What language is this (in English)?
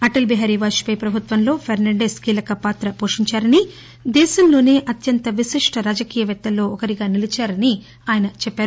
Telugu